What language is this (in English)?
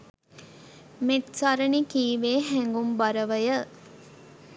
Sinhala